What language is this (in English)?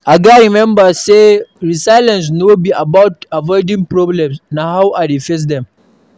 Nigerian Pidgin